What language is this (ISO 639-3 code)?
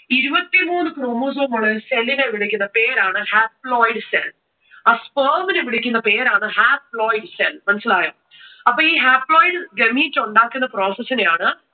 mal